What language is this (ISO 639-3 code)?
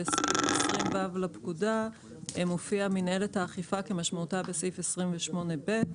heb